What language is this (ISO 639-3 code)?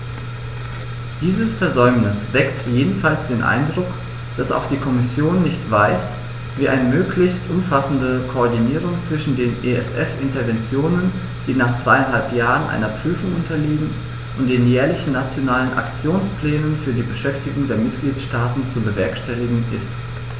deu